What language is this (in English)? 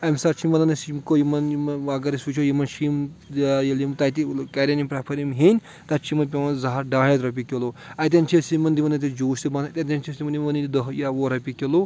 Kashmiri